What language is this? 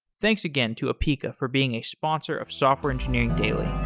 English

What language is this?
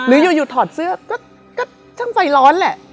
Thai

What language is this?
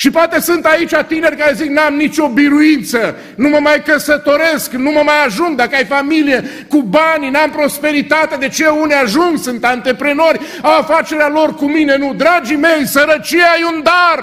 Romanian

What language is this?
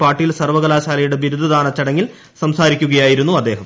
Malayalam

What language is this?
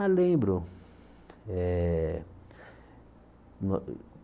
Portuguese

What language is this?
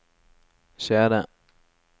Norwegian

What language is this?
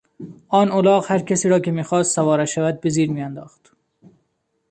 Persian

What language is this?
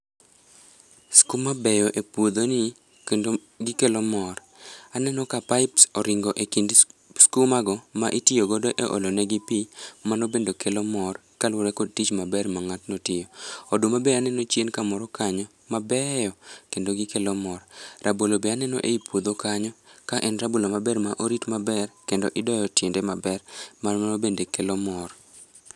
Luo (Kenya and Tanzania)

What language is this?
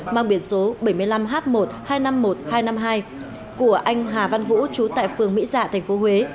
Vietnamese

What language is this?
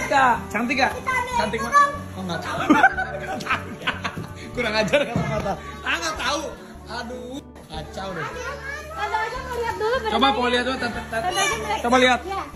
Indonesian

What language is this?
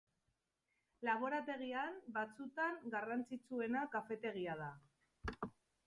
Basque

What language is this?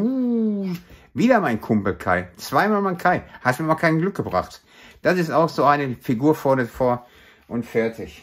German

